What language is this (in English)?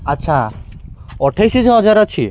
Odia